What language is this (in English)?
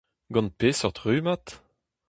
Breton